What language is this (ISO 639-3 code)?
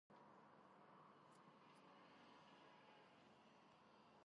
kat